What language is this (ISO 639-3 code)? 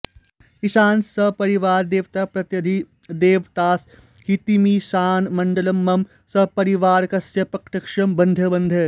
san